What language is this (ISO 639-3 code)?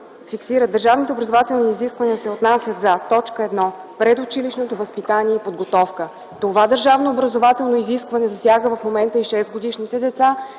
bul